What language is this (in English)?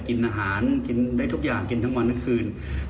Thai